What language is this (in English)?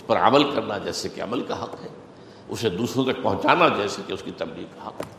Urdu